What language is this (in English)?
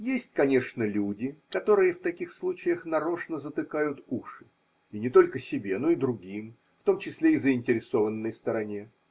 Russian